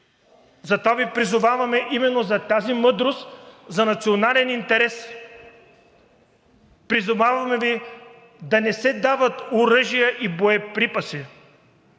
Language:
Bulgarian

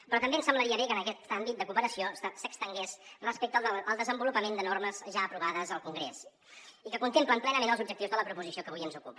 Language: Catalan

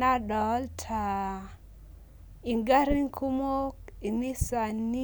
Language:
Masai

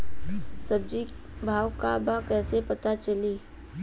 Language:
Bhojpuri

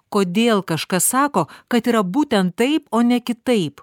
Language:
Lithuanian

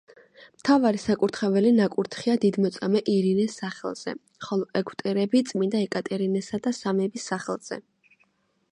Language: Georgian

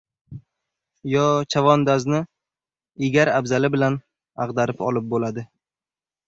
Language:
Uzbek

